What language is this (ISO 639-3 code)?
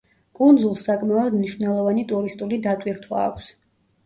kat